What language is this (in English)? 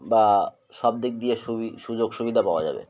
Bangla